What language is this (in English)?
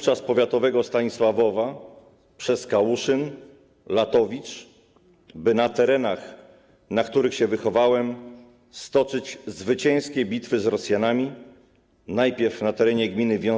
Polish